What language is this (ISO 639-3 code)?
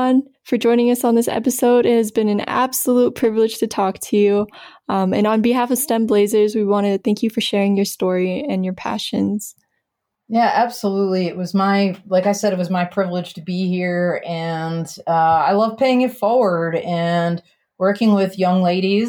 eng